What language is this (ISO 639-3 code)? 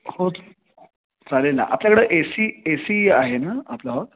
mar